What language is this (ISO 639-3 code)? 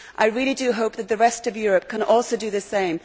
eng